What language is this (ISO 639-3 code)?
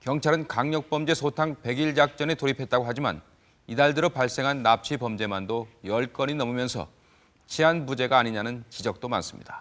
kor